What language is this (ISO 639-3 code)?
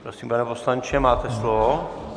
ces